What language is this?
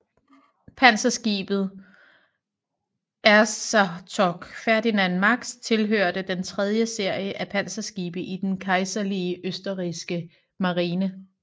Danish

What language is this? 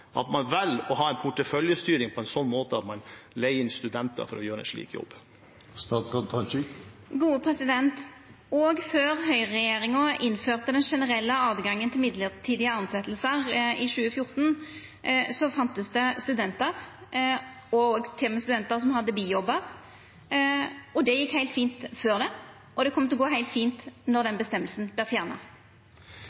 Norwegian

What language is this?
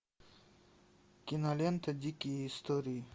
Russian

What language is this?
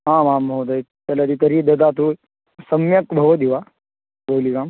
Sanskrit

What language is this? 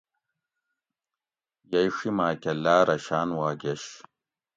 Gawri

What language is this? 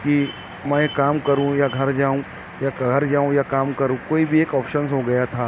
Urdu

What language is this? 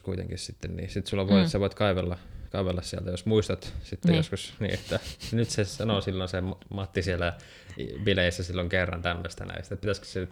Finnish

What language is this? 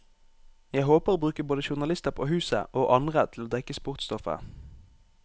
Norwegian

